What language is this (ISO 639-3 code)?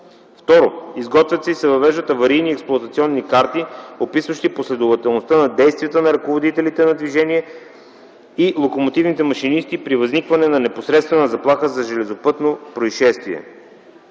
bul